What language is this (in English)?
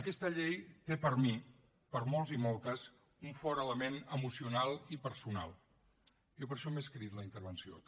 Catalan